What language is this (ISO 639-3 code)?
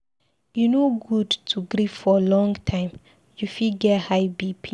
pcm